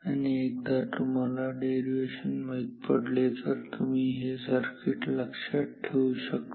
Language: Marathi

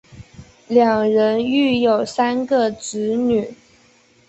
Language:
Chinese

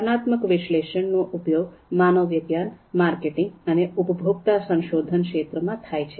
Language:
Gujarati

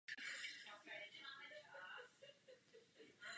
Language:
Czech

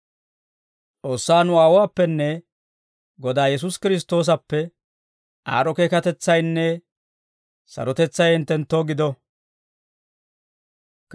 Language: Dawro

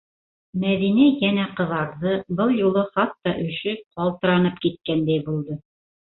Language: Bashkir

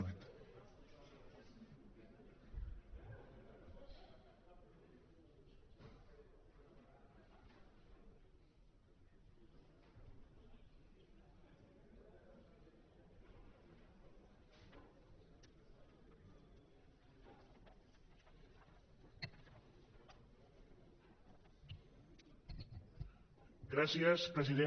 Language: Catalan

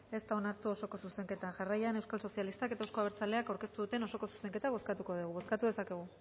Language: Basque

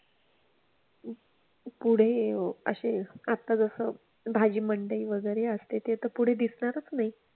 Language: Marathi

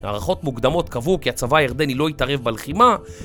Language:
Hebrew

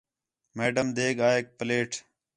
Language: Khetrani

